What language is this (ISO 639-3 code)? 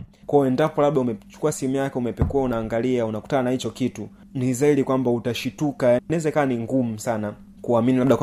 swa